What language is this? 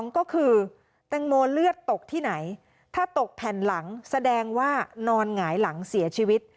Thai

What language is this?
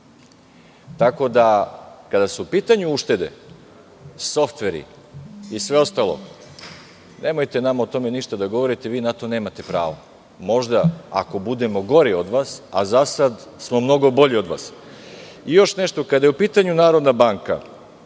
Serbian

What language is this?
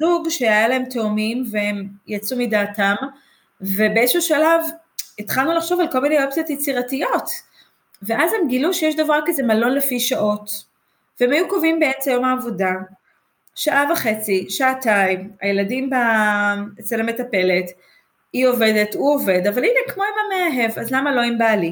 Hebrew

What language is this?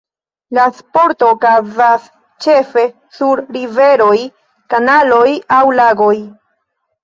Esperanto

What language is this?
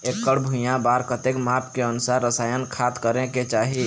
Chhattisgarhi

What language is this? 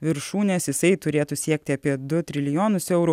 Lithuanian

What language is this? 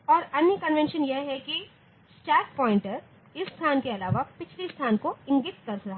Hindi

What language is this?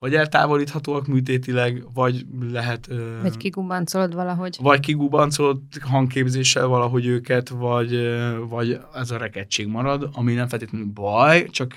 Hungarian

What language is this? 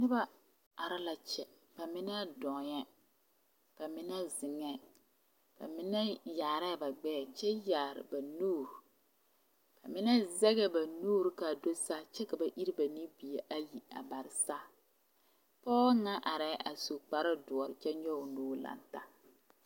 Southern Dagaare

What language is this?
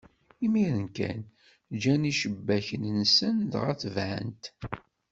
Kabyle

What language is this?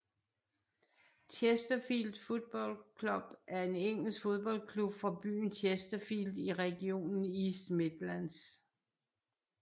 Danish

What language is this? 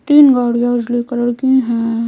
Hindi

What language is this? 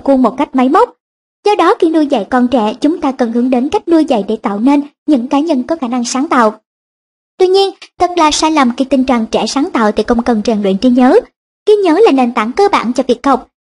Vietnamese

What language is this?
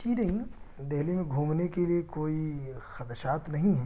Urdu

